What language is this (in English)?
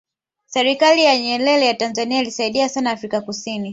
Swahili